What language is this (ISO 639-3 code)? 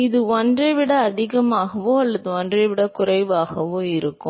tam